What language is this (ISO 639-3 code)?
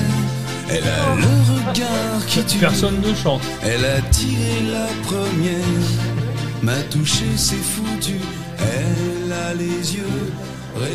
fra